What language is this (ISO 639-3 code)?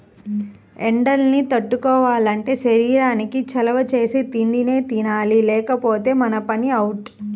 tel